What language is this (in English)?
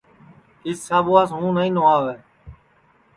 Sansi